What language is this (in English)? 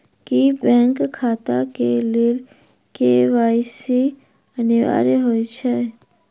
Maithili